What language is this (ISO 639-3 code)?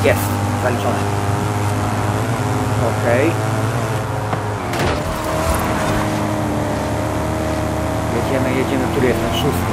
pol